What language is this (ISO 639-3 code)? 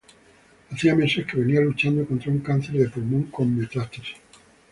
spa